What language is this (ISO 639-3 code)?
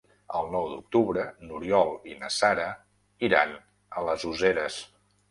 cat